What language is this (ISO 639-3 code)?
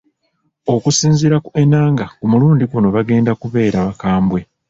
lug